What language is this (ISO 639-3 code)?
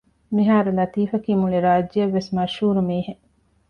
div